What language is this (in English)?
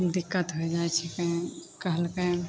Maithili